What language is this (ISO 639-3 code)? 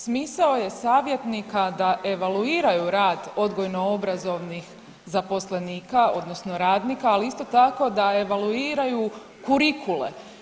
hrv